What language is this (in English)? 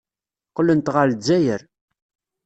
Kabyle